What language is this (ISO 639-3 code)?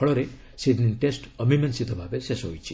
ori